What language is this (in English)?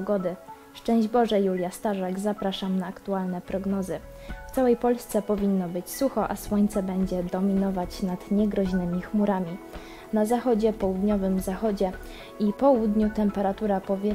Polish